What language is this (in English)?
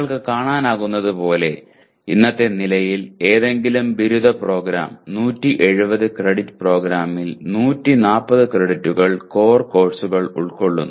Malayalam